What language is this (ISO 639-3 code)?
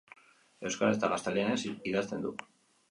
eus